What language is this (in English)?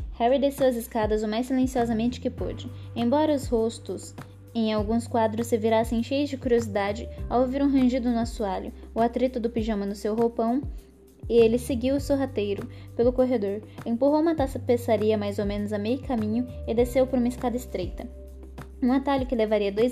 Portuguese